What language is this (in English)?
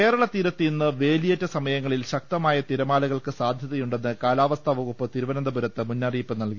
Malayalam